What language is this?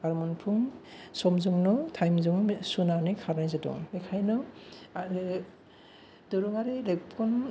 Bodo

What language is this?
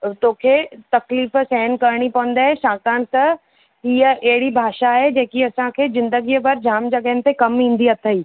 Sindhi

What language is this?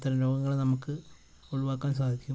Malayalam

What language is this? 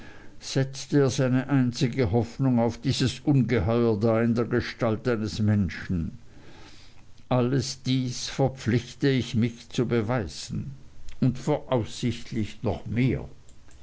German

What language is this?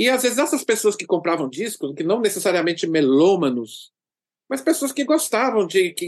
Portuguese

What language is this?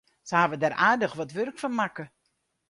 Western Frisian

